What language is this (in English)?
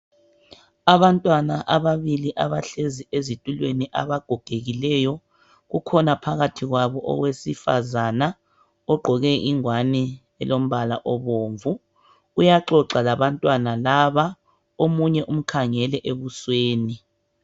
North Ndebele